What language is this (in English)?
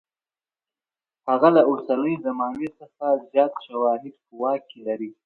Pashto